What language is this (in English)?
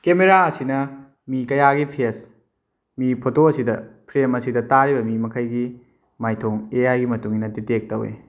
Manipuri